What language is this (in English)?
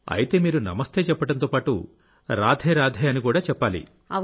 Telugu